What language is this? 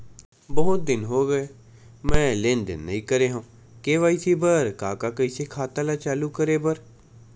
Chhattisgarhi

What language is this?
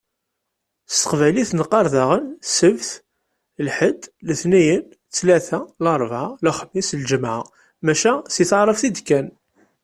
Kabyle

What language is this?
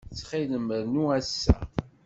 Kabyle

